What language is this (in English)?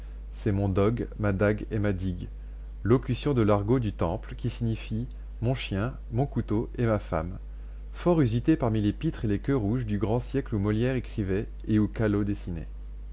French